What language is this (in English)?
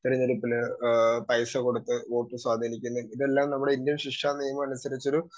Malayalam